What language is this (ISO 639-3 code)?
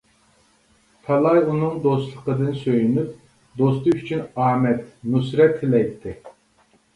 uig